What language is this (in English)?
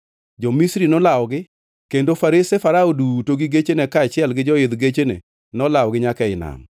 Luo (Kenya and Tanzania)